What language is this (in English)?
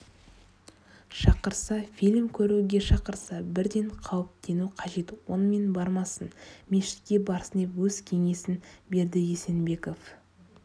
Kazakh